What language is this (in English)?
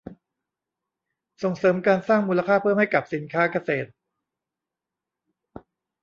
Thai